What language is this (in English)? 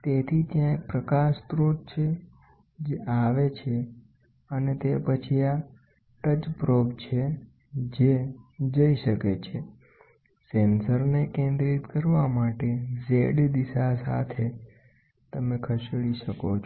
Gujarati